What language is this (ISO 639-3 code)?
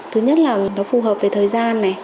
vie